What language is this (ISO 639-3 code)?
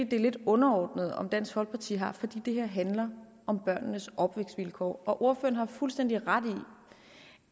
dan